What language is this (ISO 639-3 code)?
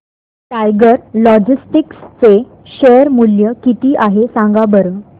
mar